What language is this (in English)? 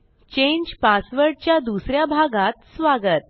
Marathi